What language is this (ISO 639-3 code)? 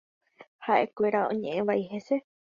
grn